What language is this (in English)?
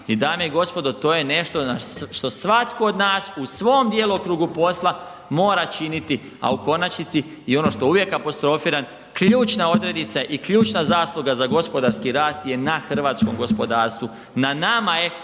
Croatian